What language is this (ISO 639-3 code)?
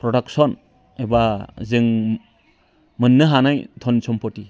brx